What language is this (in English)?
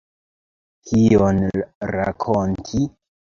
Esperanto